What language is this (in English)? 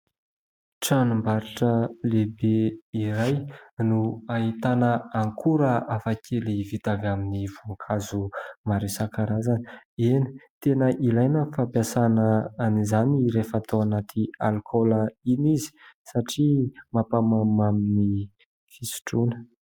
Malagasy